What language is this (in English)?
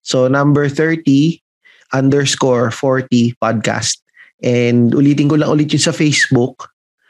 Filipino